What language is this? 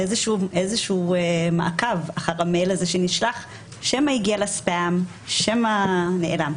Hebrew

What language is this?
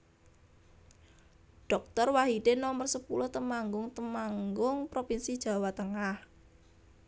Javanese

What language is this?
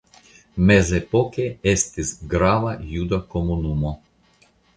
Esperanto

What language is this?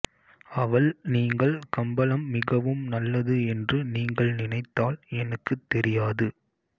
Tamil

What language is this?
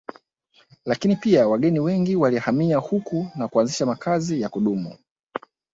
Swahili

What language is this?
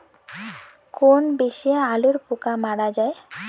Bangla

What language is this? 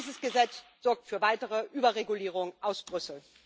German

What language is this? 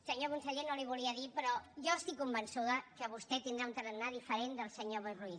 Catalan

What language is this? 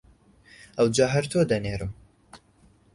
Central Kurdish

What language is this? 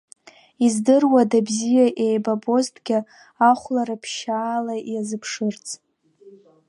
Abkhazian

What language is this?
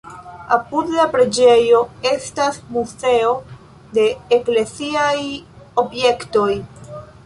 Esperanto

